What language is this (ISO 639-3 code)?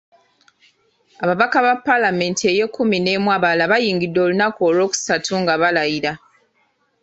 lug